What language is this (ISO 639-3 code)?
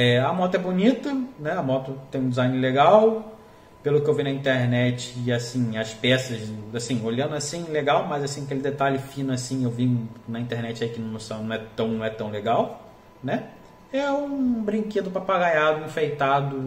por